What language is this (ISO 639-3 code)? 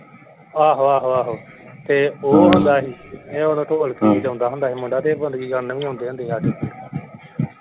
pan